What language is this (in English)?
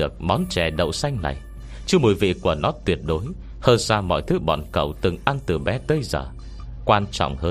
Vietnamese